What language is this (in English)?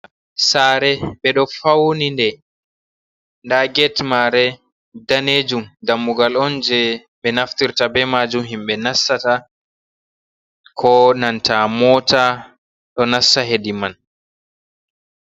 Fula